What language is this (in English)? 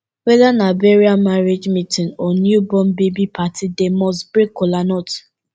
Nigerian Pidgin